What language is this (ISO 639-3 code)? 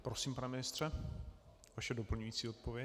ces